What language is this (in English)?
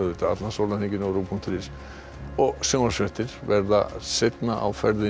Icelandic